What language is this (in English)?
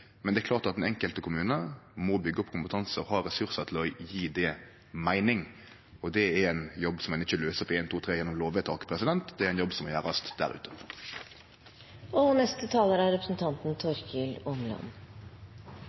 Norwegian Nynorsk